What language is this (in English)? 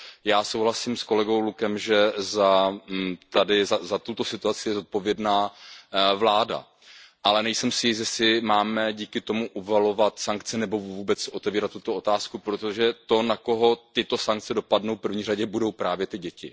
Czech